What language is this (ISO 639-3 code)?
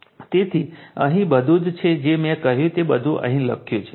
guj